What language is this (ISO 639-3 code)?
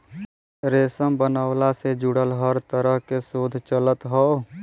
bho